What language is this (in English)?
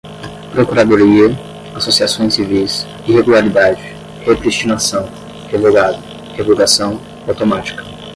Portuguese